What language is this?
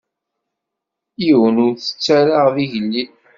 Kabyle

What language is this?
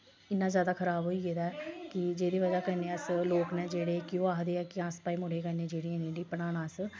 Dogri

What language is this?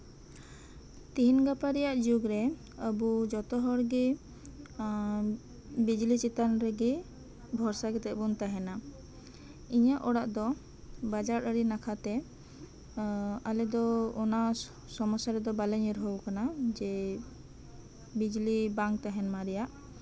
Santali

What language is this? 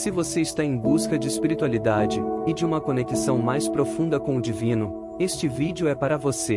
Portuguese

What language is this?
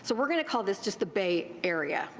English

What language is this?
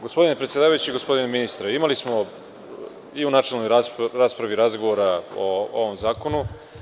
Serbian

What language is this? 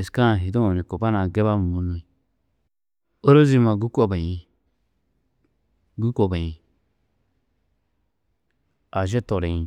Tedaga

